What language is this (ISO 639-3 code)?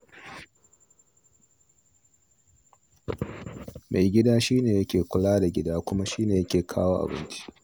hau